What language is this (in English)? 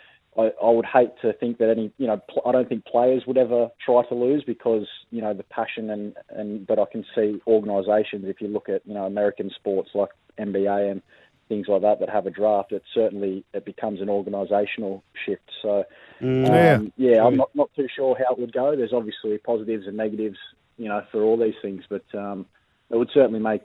English